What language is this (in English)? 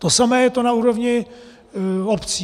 Czech